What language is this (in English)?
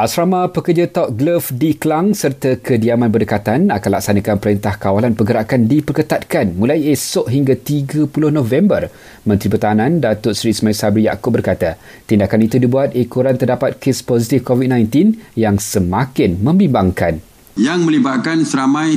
Malay